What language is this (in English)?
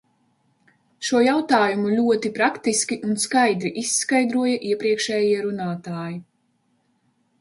Latvian